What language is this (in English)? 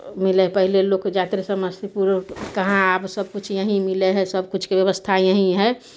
Maithili